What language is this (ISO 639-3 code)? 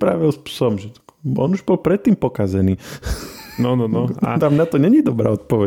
slk